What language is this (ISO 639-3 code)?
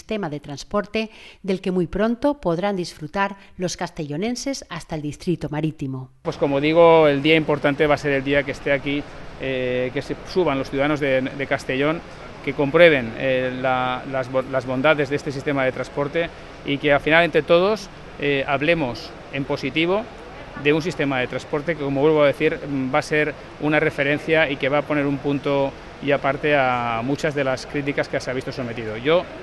spa